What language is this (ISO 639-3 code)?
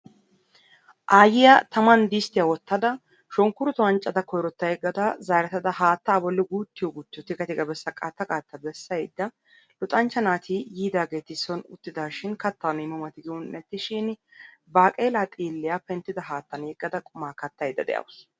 wal